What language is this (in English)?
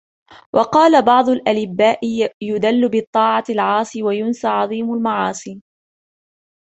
Arabic